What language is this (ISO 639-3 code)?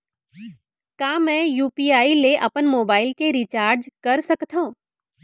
hne